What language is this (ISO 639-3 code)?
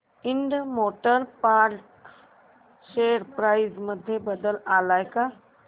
mar